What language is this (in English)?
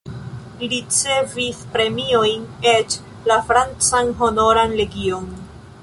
Esperanto